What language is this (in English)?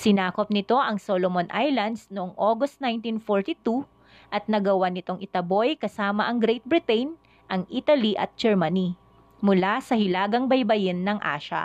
Filipino